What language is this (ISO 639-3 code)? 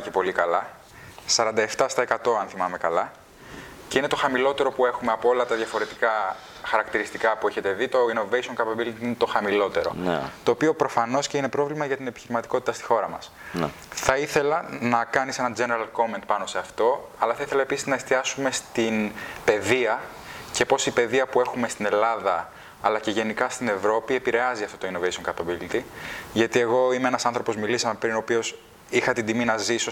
ell